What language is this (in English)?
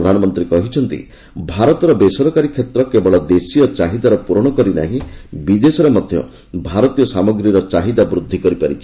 Odia